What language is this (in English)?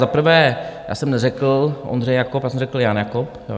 Czech